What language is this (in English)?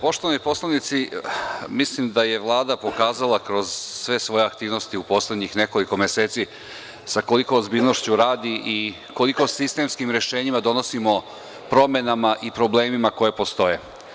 Serbian